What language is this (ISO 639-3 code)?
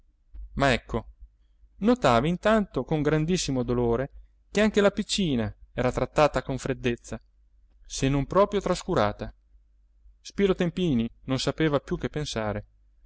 ita